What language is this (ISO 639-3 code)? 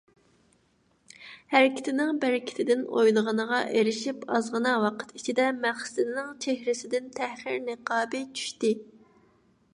uig